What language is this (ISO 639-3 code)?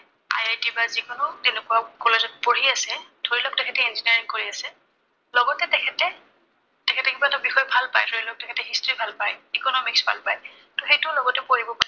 asm